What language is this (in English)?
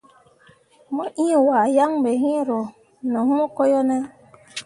Mundang